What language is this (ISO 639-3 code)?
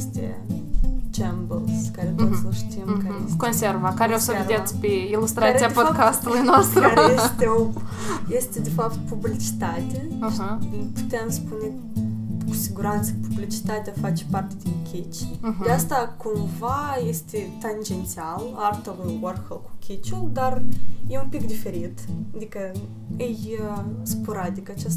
ron